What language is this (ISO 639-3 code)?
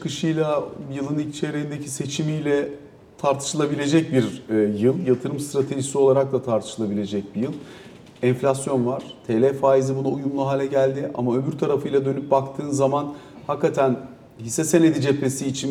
tur